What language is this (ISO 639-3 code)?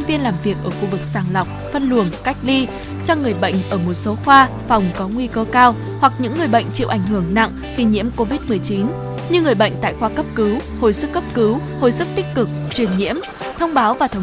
vie